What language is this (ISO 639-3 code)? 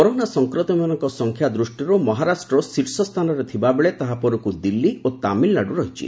ori